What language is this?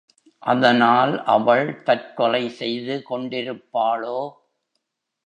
Tamil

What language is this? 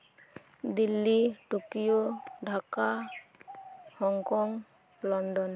Santali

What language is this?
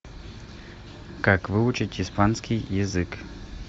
Russian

